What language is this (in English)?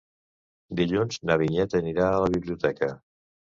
Catalan